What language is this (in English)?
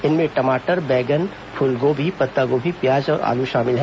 Hindi